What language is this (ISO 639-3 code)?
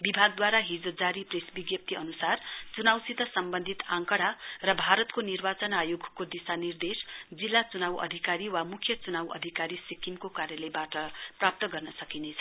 nep